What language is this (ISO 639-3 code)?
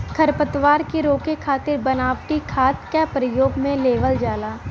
bho